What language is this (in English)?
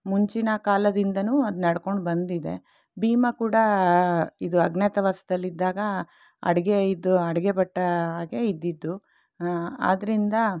Kannada